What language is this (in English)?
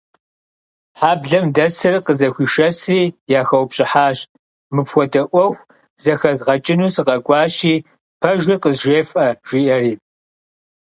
Kabardian